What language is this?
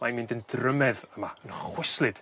Welsh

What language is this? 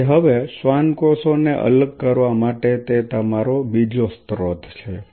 Gujarati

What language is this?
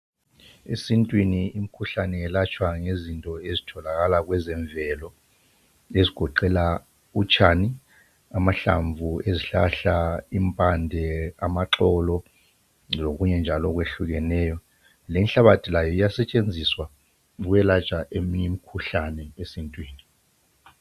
North Ndebele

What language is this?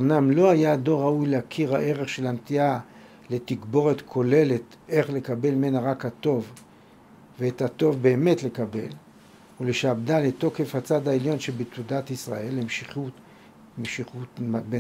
Hebrew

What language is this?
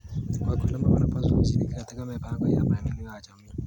Kalenjin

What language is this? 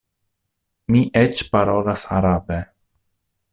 Esperanto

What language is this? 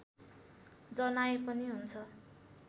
Nepali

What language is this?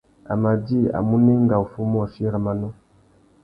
Tuki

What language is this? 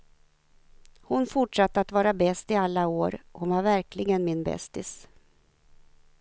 Swedish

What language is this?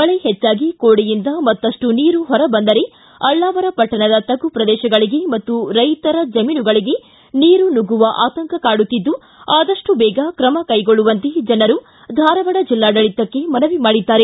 Kannada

